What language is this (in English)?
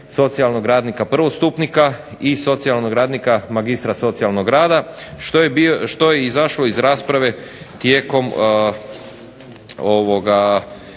Croatian